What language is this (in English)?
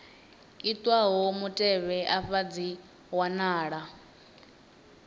Venda